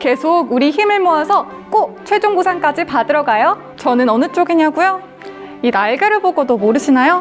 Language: Korean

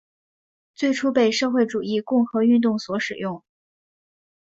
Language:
Chinese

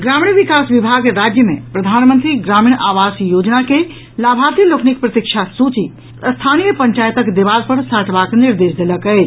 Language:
Maithili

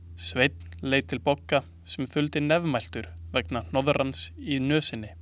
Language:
Icelandic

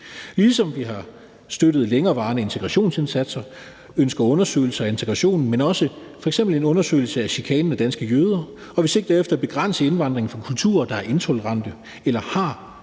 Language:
Danish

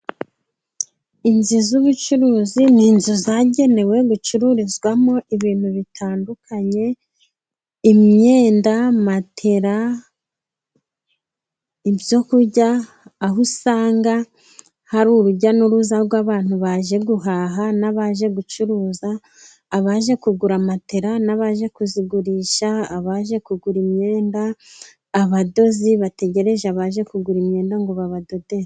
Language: Kinyarwanda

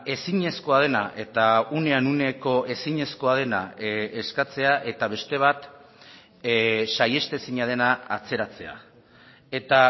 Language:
Basque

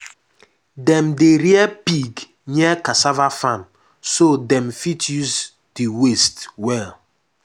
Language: Nigerian Pidgin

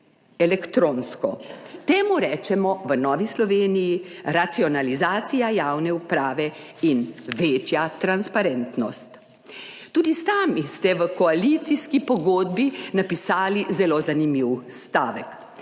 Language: Slovenian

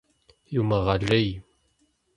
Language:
Kabardian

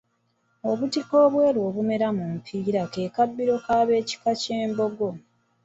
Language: Ganda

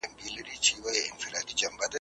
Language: Pashto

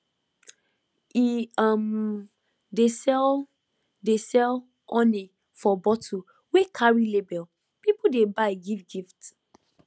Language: Nigerian Pidgin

